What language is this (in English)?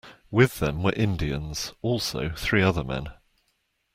English